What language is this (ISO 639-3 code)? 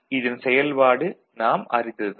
tam